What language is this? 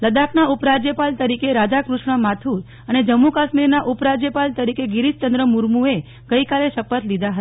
Gujarati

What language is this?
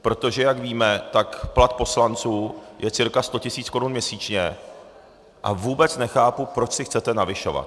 Czech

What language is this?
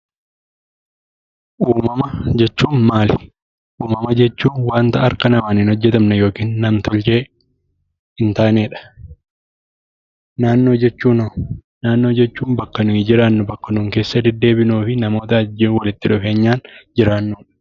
Oromo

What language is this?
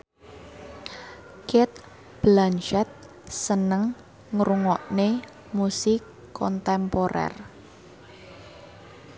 Javanese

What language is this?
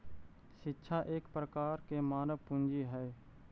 Magahi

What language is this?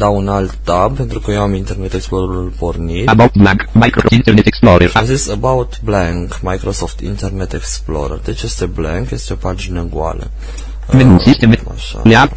Romanian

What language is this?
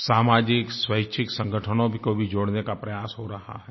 Hindi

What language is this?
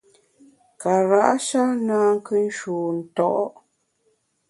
Bamun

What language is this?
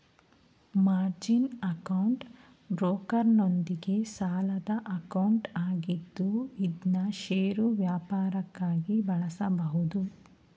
Kannada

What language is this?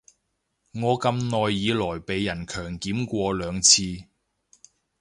Cantonese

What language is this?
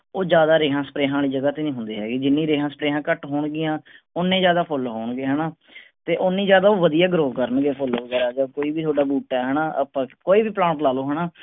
Punjabi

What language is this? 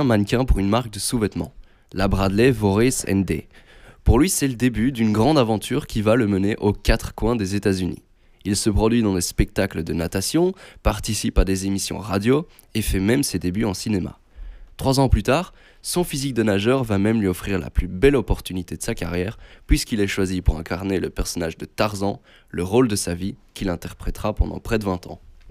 French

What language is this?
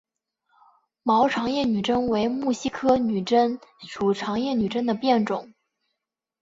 Chinese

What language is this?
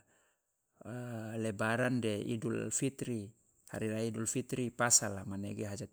Loloda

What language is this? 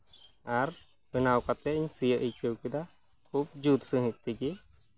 Santali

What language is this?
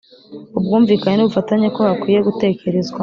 Kinyarwanda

